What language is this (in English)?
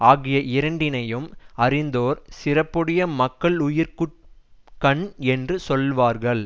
Tamil